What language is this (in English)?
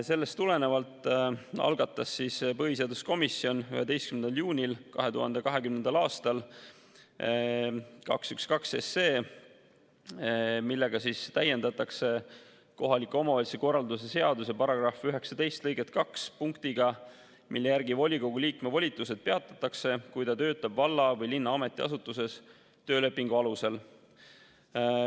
Estonian